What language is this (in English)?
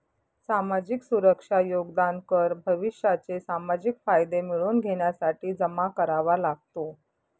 Marathi